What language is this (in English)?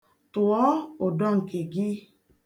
Igbo